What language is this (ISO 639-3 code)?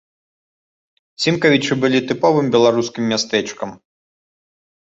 bel